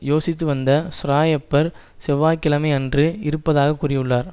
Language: Tamil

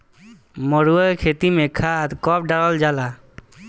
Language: Bhojpuri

